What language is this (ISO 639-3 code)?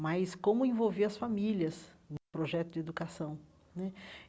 por